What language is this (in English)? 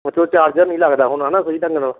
Punjabi